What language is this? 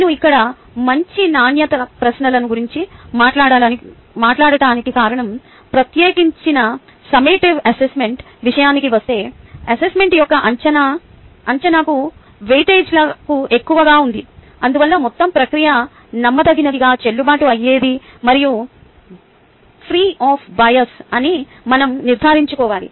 Telugu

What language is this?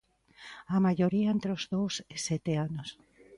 Galician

